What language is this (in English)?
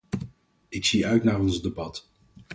Dutch